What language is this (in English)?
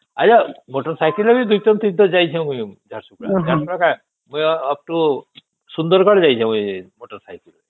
Odia